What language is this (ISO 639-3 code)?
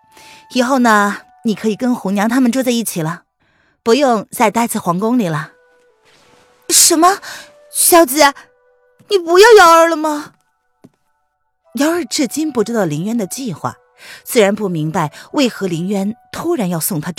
zho